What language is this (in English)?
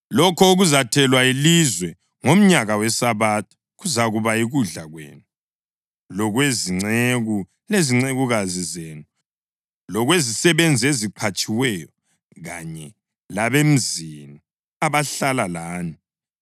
North Ndebele